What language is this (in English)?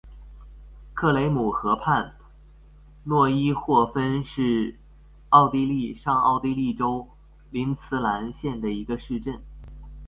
Chinese